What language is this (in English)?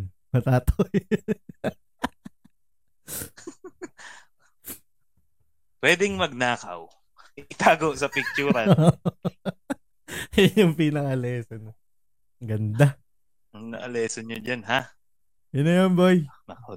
Filipino